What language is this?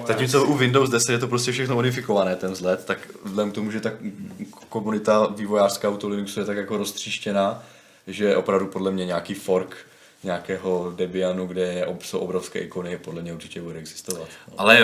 Czech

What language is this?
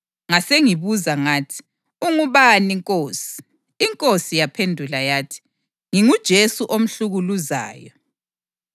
North Ndebele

